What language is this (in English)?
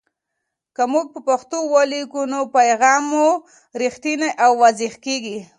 Pashto